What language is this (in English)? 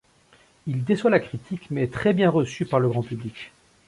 French